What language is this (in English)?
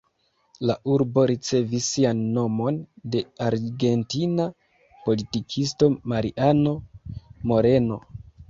Esperanto